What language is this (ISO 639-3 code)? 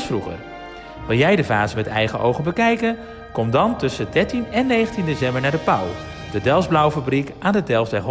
nld